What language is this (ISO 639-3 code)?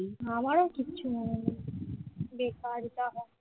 ben